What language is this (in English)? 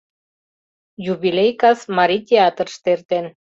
Mari